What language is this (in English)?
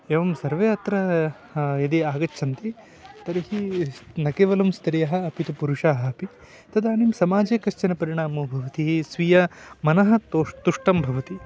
Sanskrit